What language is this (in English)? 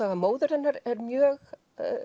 Icelandic